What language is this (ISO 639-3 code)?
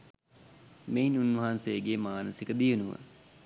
sin